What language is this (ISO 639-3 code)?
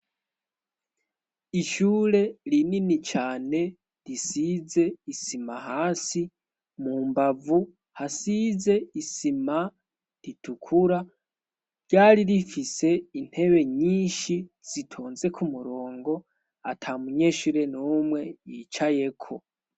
run